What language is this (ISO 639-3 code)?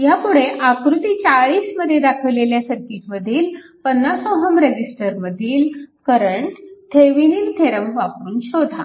mar